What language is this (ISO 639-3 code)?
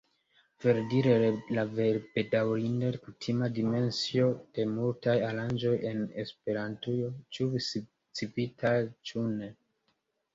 epo